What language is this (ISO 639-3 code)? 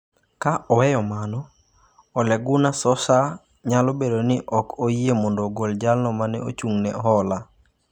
luo